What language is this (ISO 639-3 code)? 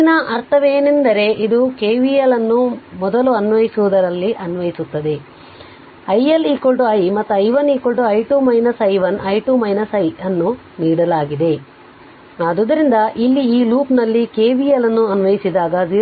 kan